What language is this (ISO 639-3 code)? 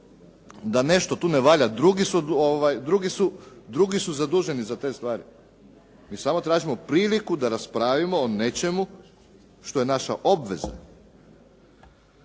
hrv